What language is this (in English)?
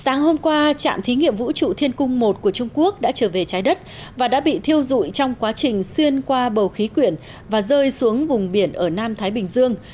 Vietnamese